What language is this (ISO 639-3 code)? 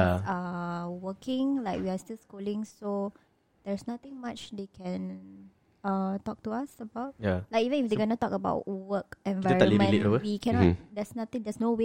msa